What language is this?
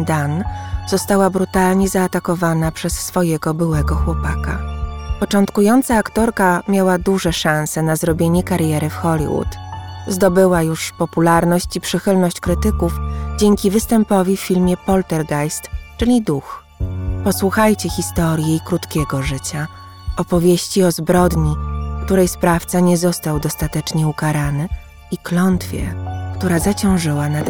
Polish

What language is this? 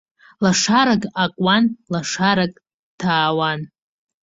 Abkhazian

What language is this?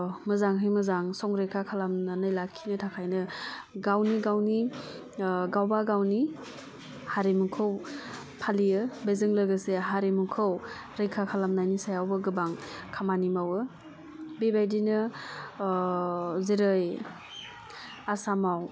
Bodo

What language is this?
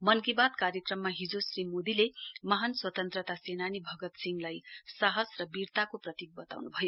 Nepali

